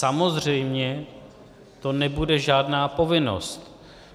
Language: Czech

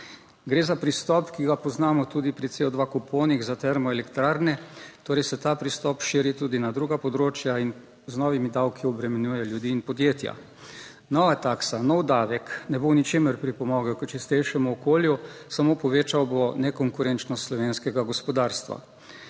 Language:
Slovenian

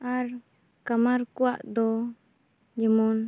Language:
Santali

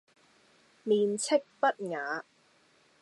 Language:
Cantonese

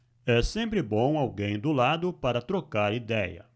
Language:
Portuguese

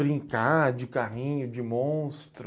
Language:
Portuguese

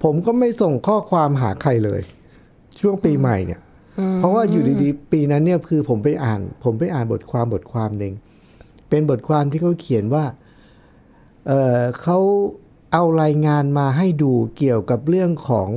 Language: Thai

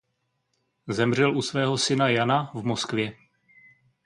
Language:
Czech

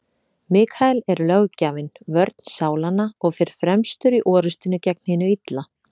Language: Icelandic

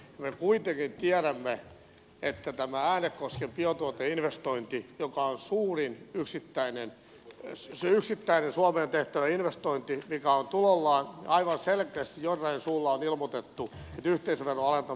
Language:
Finnish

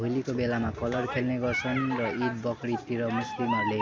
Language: Nepali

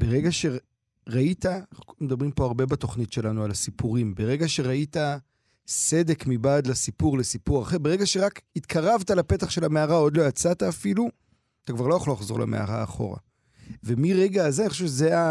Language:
Hebrew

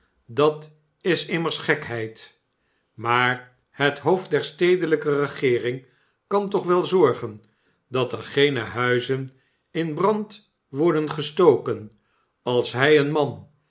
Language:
Dutch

